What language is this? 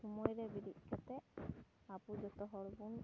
Santali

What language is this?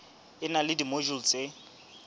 Southern Sotho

